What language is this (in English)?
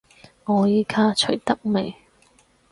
Cantonese